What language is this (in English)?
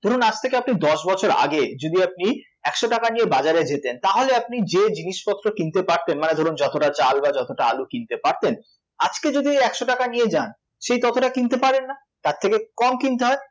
Bangla